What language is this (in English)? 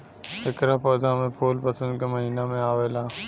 Bhojpuri